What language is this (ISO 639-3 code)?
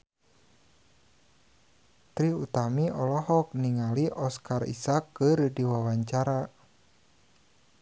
sun